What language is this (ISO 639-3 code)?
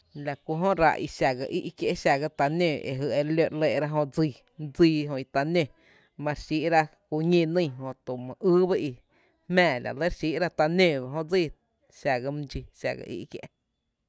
cte